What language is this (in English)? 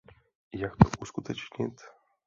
Czech